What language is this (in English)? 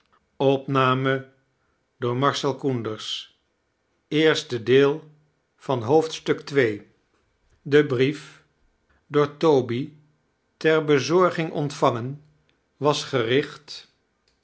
Dutch